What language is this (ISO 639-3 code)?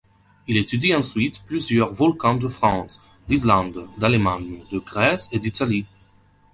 fra